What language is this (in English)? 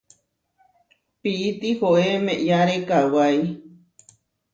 Huarijio